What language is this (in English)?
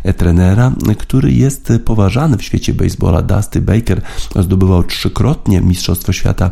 Polish